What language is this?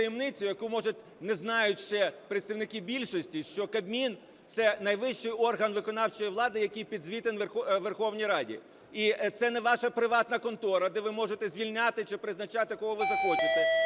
Ukrainian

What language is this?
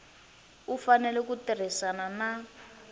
Tsonga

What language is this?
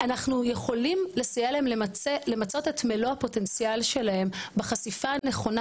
Hebrew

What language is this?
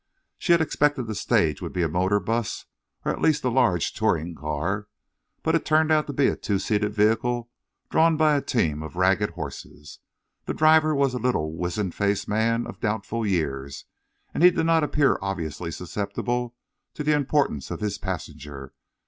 English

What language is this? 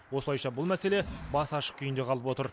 Kazakh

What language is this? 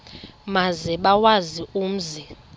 Xhosa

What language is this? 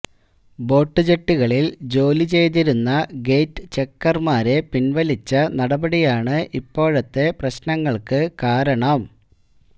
Malayalam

